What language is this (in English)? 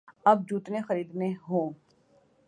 Urdu